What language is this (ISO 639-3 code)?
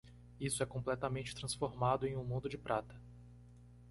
por